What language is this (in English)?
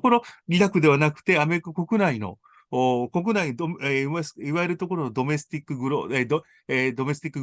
Japanese